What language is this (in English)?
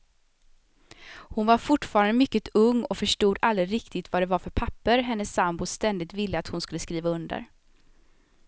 Swedish